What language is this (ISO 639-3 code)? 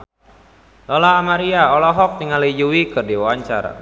sun